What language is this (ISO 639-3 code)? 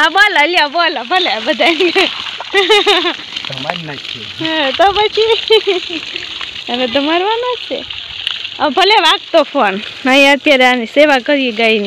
ron